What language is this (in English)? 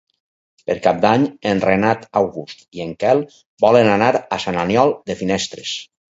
Catalan